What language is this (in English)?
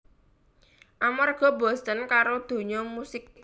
Javanese